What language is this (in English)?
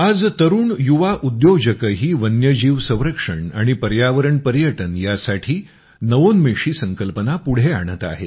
Marathi